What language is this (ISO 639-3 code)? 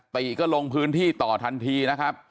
tha